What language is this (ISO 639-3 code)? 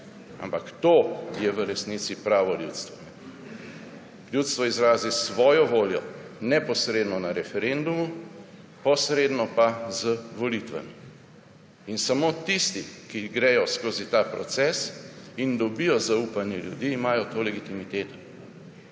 slv